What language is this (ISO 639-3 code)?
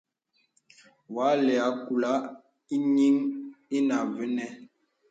beb